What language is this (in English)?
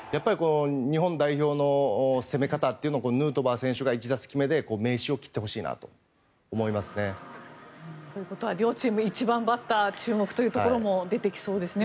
Japanese